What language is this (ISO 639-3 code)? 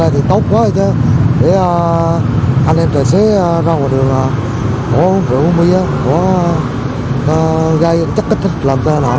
vie